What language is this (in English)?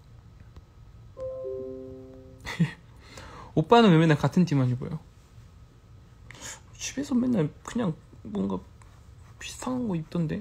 Korean